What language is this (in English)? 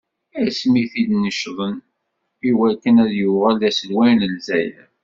Kabyle